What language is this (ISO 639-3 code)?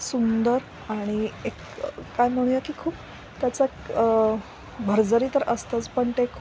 mar